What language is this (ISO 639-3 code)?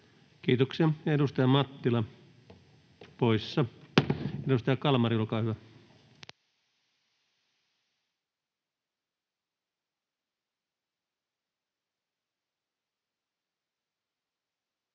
fin